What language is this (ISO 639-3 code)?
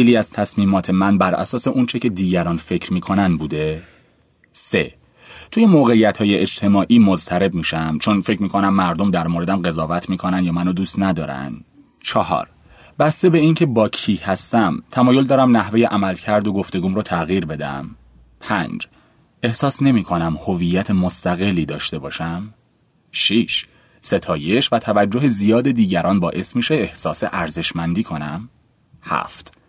fas